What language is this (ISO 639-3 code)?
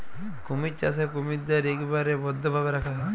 ben